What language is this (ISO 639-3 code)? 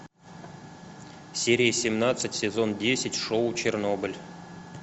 rus